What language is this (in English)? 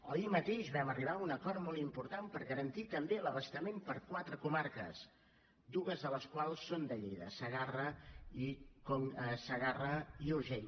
Catalan